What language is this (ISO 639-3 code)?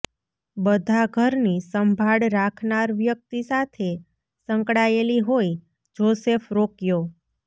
guj